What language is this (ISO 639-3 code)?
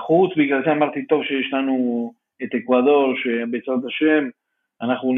heb